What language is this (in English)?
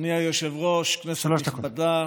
Hebrew